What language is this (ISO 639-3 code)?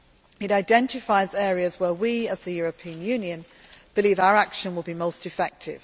eng